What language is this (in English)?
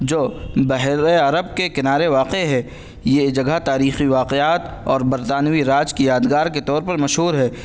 Urdu